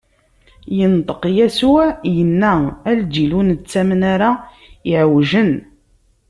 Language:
Kabyle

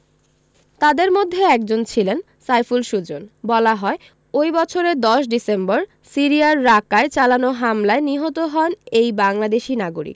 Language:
Bangla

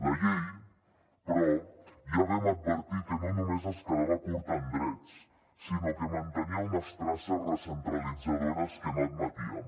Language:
Catalan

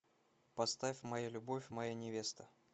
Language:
Russian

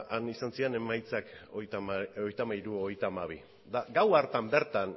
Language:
Basque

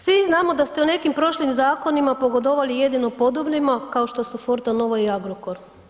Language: Croatian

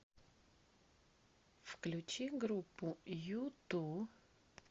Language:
Russian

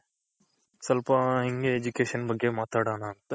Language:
Kannada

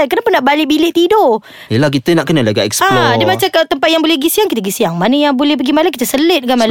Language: Malay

